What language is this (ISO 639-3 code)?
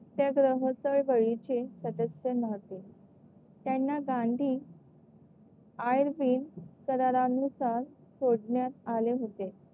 mar